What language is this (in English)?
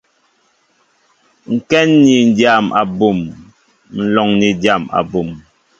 Mbo (Cameroon)